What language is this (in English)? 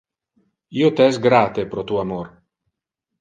Interlingua